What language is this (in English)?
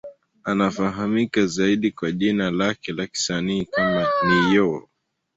Swahili